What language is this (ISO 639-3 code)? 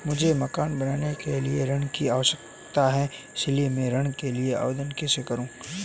hin